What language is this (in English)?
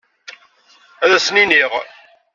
Kabyle